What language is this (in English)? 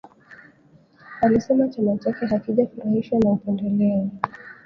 Swahili